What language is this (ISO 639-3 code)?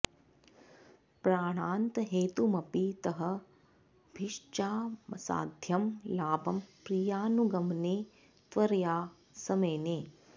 san